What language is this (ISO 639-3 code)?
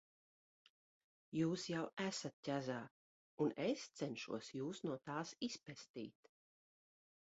lav